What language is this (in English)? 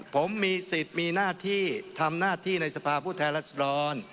Thai